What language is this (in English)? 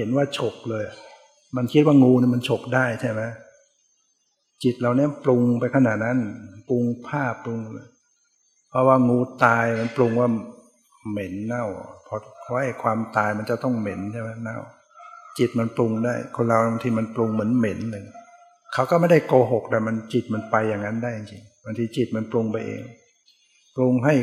Thai